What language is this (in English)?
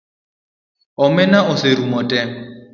Luo (Kenya and Tanzania)